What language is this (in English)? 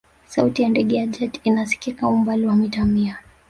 Swahili